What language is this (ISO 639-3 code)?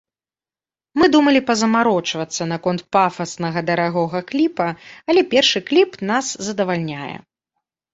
bel